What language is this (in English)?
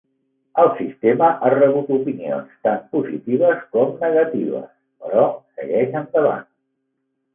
Catalan